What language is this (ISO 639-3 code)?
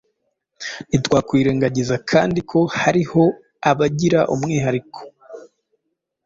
kin